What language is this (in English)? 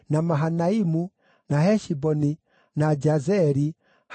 Kikuyu